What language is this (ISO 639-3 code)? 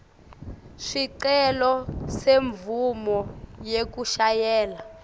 ssw